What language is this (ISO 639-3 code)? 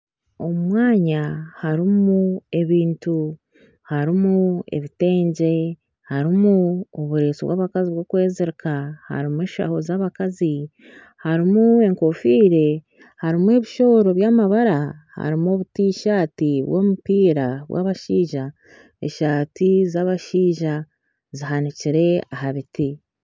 nyn